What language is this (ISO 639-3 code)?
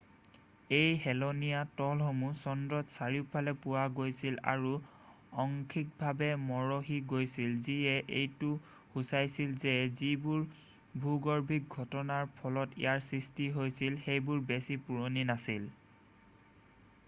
asm